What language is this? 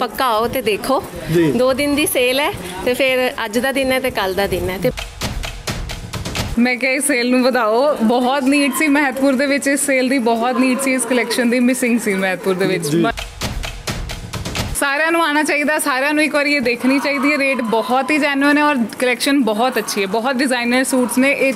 Punjabi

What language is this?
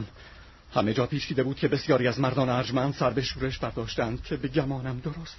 Persian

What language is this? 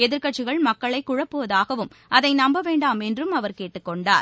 Tamil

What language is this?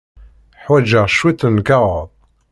Kabyle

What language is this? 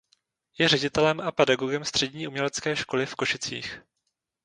Czech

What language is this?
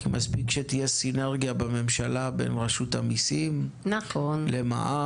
Hebrew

